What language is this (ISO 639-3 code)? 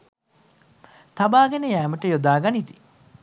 sin